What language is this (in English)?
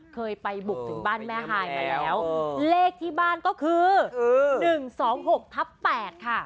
Thai